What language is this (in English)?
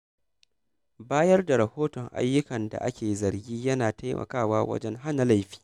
Hausa